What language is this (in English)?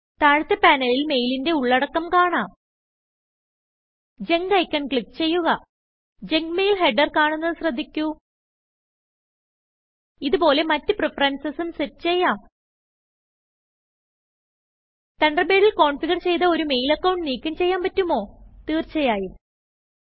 Malayalam